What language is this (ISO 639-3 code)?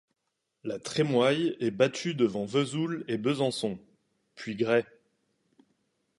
fra